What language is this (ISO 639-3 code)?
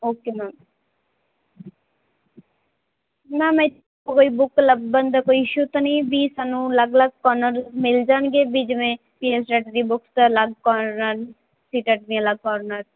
pan